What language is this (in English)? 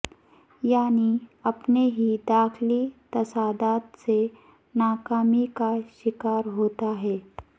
Urdu